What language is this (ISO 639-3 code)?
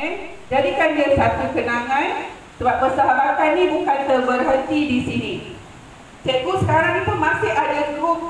msa